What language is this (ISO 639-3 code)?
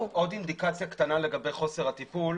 heb